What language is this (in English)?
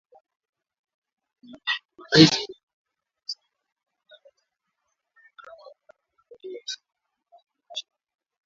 Swahili